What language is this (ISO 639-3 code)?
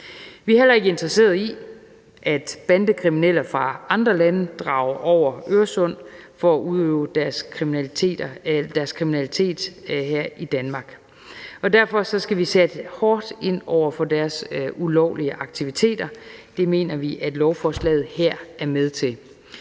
dan